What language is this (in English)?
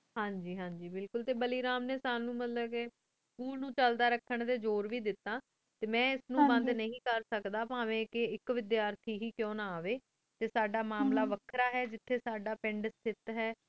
Punjabi